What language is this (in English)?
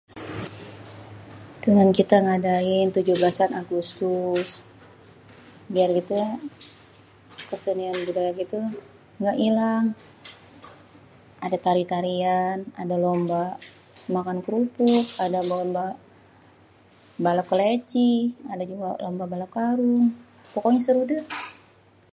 Betawi